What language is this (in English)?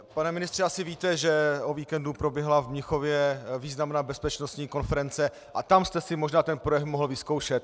Czech